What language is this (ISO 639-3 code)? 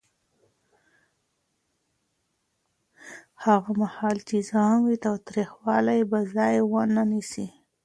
pus